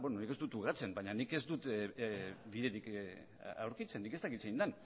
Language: Basque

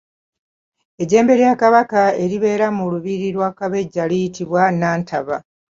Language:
Ganda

